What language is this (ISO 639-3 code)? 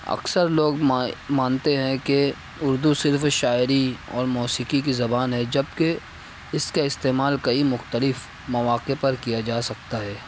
urd